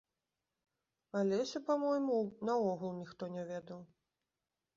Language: Belarusian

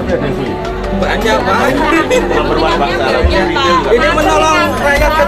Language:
Indonesian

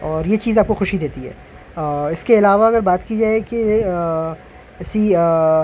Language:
Urdu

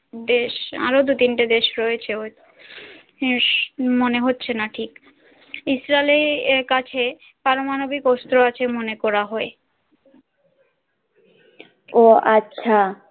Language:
Bangla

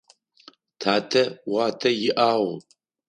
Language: Adyghe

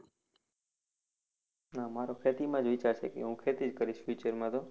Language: Gujarati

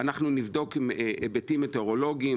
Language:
Hebrew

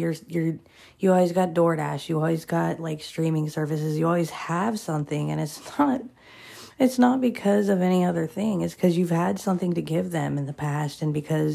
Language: English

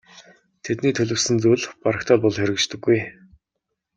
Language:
Mongolian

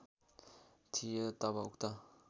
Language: Nepali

